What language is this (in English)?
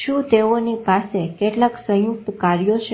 Gujarati